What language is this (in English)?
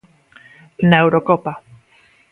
Galician